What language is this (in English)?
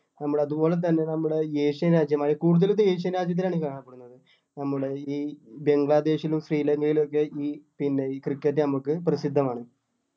Malayalam